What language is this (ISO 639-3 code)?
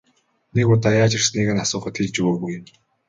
mon